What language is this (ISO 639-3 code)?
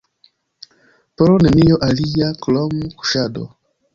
epo